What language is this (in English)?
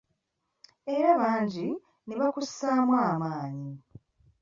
Ganda